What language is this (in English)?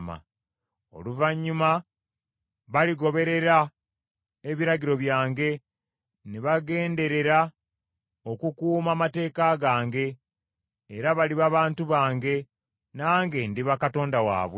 Ganda